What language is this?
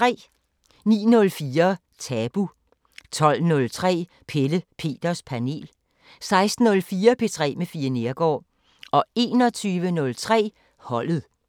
Danish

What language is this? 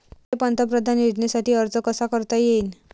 Marathi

